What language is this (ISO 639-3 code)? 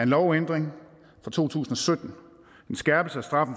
dan